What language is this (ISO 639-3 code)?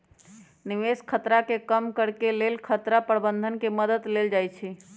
mag